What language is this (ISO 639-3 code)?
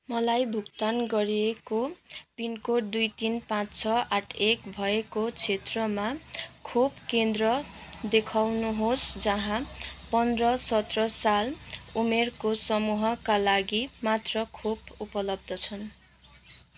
nep